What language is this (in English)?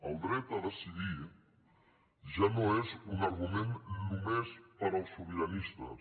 Catalan